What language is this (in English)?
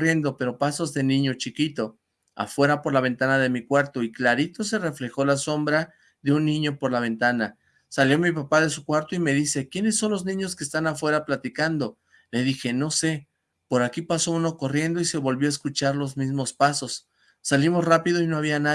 Spanish